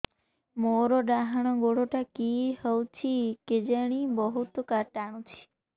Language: Odia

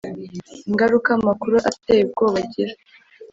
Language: Kinyarwanda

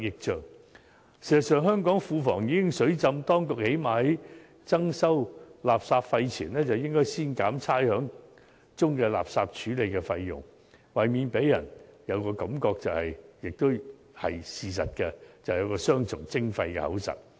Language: Cantonese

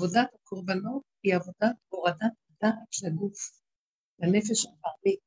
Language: Hebrew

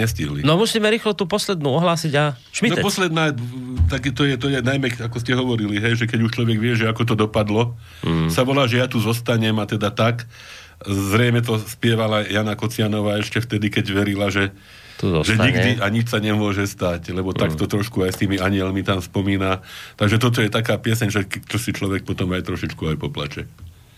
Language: Slovak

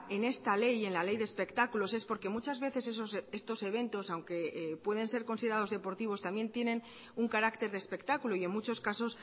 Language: Spanish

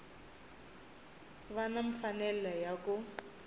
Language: Tsonga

